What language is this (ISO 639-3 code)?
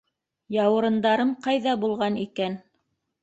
bak